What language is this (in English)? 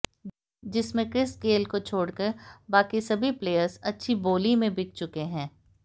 Hindi